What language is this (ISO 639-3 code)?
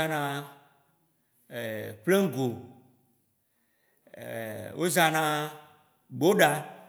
wci